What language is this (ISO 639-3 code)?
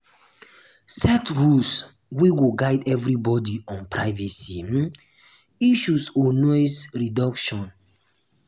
pcm